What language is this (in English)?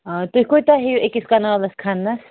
Kashmiri